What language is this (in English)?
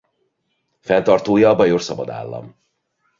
Hungarian